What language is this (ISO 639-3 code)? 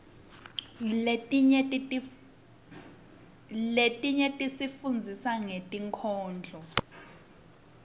ssw